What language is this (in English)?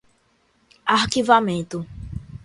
Portuguese